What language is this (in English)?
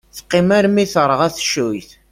Kabyle